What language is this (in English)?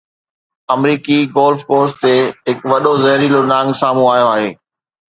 Sindhi